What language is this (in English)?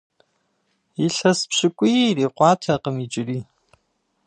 Kabardian